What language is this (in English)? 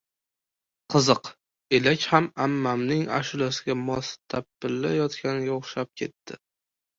Uzbek